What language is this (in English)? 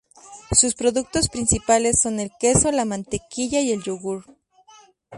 Spanish